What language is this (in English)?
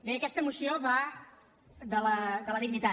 Catalan